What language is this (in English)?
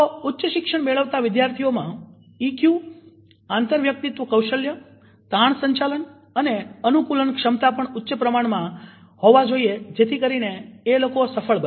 Gujarati